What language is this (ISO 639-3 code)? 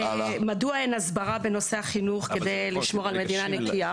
heb